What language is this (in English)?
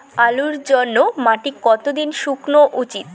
Bangla